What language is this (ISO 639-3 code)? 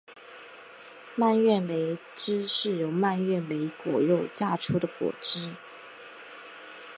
zho